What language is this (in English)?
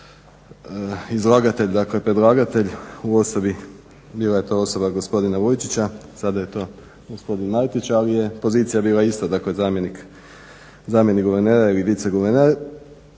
Croatian